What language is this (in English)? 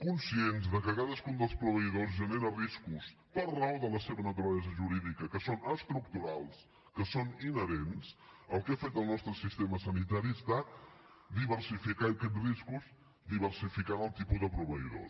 Catalan